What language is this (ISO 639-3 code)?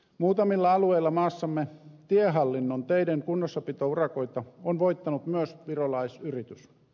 fin